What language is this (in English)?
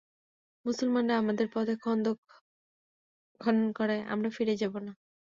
Bangla